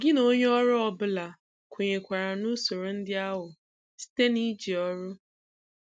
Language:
Igbo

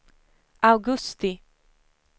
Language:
Swedish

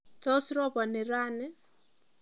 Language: Kalenjin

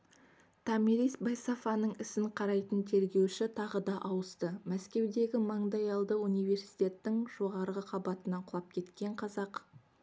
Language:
Kazakh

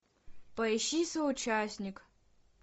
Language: Russian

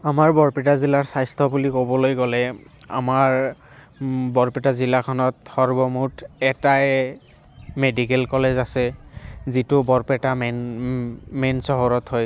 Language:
Assamese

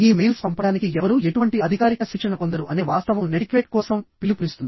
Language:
Telugu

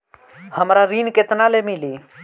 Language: Bhojpuri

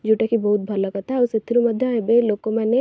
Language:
Odia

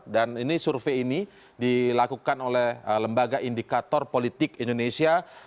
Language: Indonesian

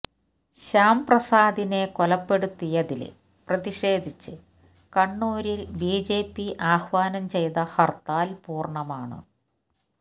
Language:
Malayalam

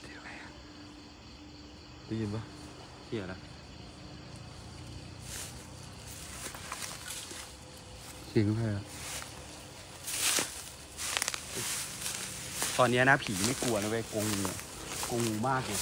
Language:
Thai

